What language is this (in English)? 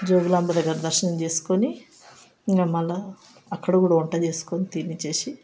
Telugu